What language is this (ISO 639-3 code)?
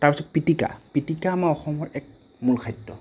asm